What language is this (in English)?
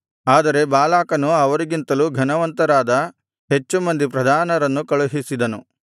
Kannada